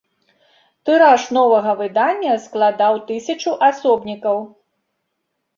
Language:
Belarusian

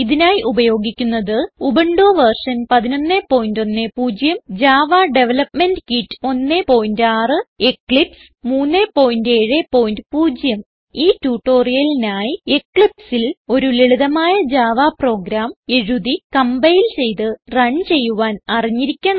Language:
Malayalam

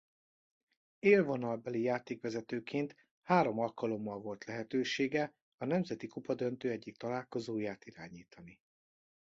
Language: Hungarian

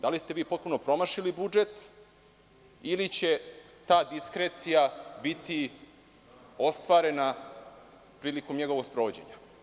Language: Serbian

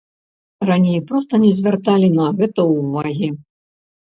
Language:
Belarusian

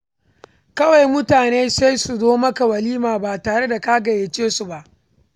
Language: Hausa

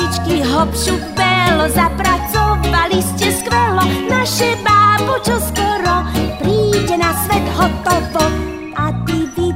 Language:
Slovak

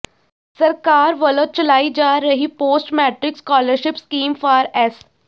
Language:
Punjabi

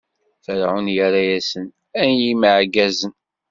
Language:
Kabyle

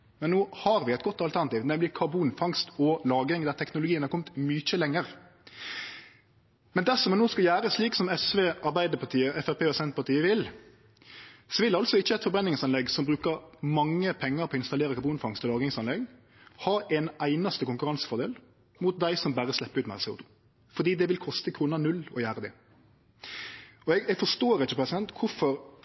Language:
Norwegian Nynorsk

